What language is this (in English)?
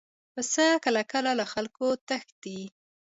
Pashto